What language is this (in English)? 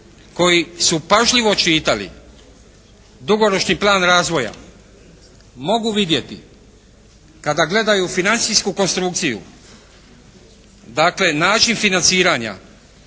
Croatian